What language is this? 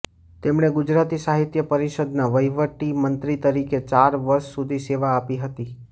Gujarati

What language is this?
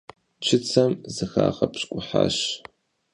Kabardian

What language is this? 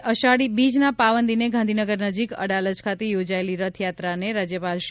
Gujarati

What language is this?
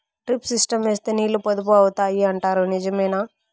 Telugu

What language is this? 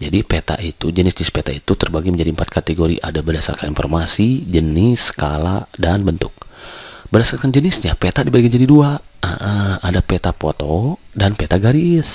Indonesian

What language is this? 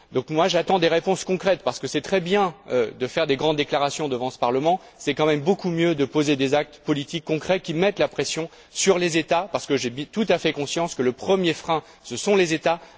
French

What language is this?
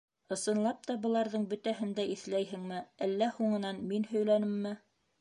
Bashkir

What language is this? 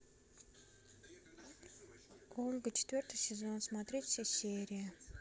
Russian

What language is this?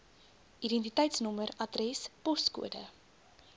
Afrikaans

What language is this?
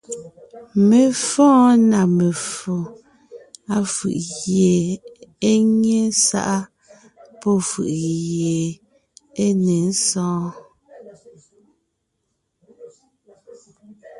Ngiemboon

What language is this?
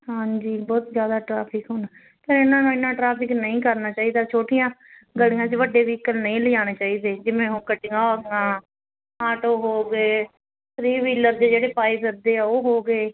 Punjabi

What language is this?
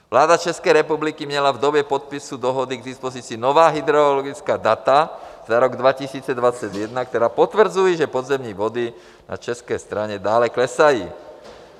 Czech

